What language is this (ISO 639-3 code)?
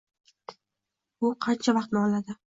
uzb